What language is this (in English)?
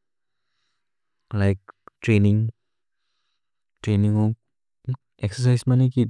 Maria (India)